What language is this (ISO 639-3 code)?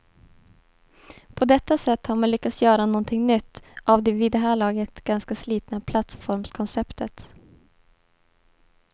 swe